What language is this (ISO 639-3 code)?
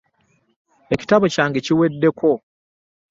lug